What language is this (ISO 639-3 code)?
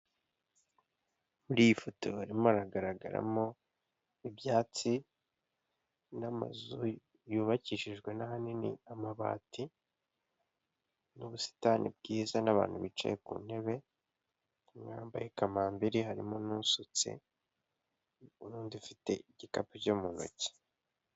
kin